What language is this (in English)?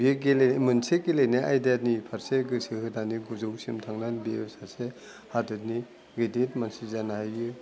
Bodo